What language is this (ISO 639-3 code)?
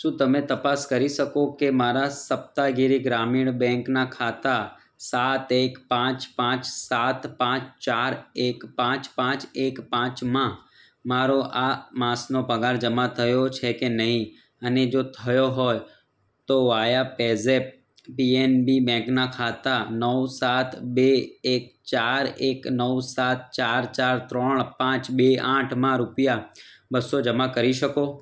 guj